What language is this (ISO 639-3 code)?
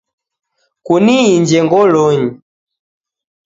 dav